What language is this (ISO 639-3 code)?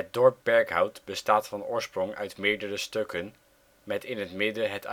nld